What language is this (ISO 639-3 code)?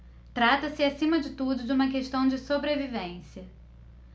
por